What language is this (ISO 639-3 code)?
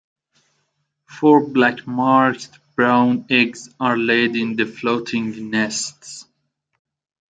eng